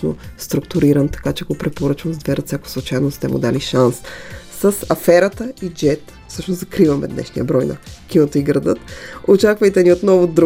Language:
Bulgarian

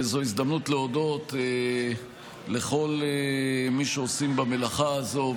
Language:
Hebrew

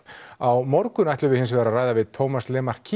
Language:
Icelandic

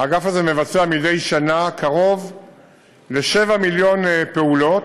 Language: Hebrew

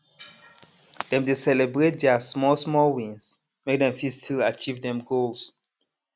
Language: Nigerian Pidgin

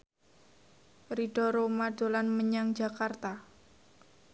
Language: Javanese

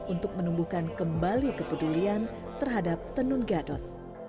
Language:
Indonesian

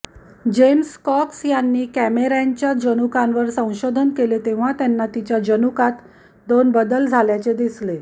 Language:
Marathi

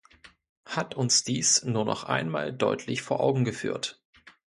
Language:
German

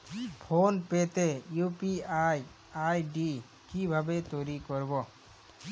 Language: Bangla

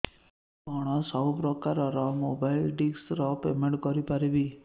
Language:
Odia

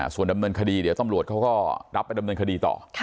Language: Thai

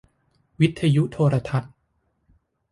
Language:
Thai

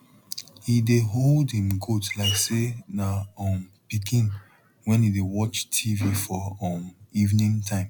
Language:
Nigerian Pidgin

